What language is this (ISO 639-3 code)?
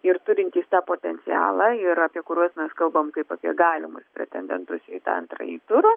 lit